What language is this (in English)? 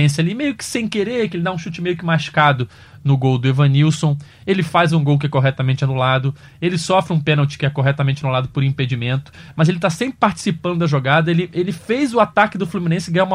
Portuguese